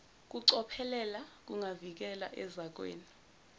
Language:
Zulu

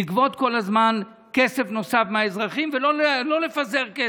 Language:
Hebrew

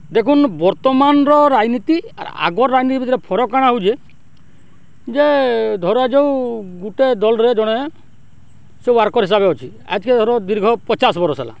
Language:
Odia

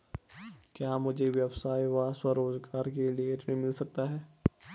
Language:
Hindi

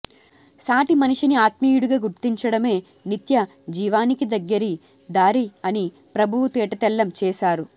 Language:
Telugu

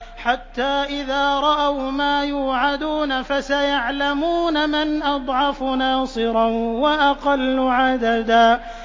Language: Arabic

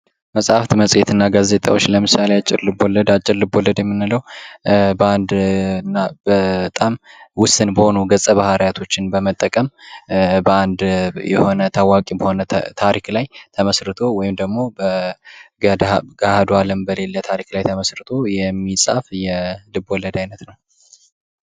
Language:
Amharic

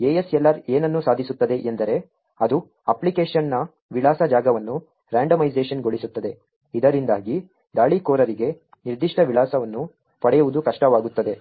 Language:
Kannada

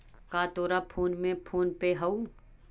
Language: Magahi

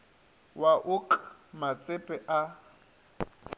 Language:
Northern Sotho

